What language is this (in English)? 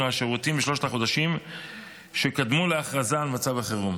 Hebrew